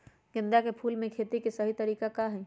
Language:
Magahi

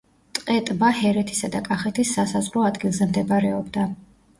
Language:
Georgian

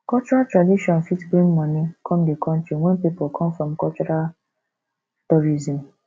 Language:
Nigerian Pidgin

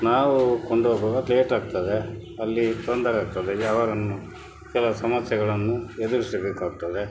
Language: Kannada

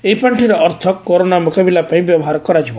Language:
Odia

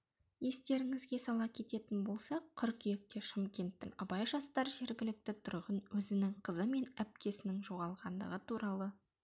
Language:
Kazakh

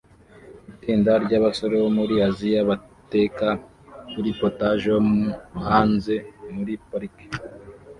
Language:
Kinyarwanda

